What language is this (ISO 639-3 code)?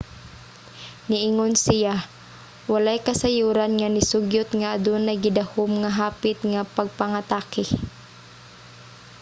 ceb